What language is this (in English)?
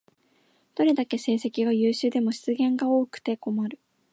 Japanese